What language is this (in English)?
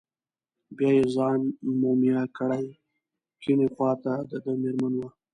Pashto